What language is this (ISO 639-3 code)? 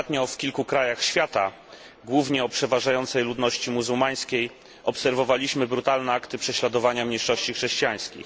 pol